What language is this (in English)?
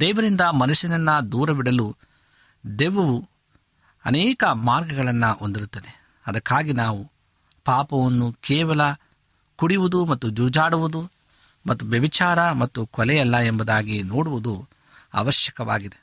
Kannada